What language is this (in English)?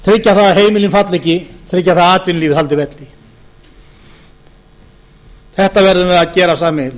Icelandic